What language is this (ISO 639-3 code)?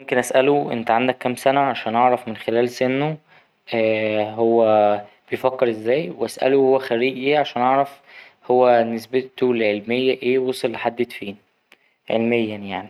arz